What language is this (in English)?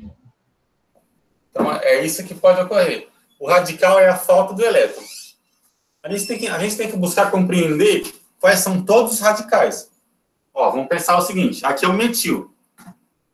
Portuguese